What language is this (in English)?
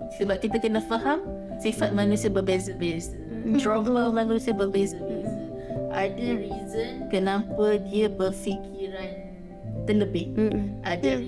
Malay